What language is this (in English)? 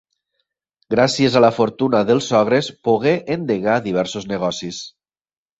Catalan